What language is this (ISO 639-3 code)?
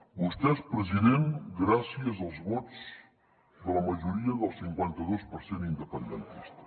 cat